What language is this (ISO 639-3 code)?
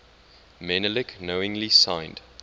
eng